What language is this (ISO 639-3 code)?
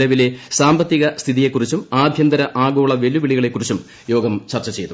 mal